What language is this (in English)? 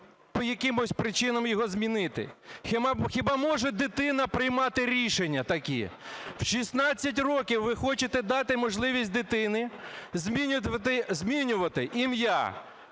Ukrainian